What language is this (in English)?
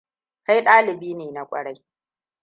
Hausa